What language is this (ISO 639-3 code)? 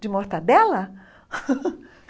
por